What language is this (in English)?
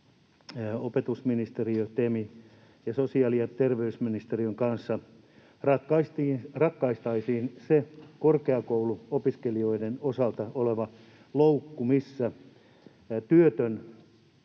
Finnish